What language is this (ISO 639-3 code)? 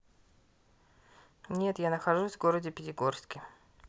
rus